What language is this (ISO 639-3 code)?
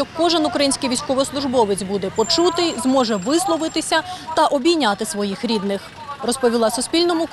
ukr